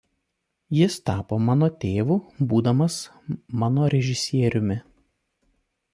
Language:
Lithuanian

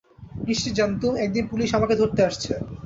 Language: Bangla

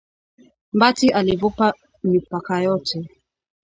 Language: Swahili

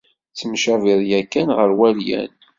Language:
Kabyle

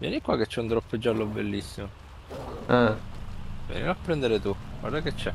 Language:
Italian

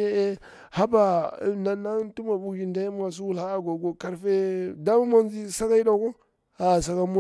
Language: Bura-Pabir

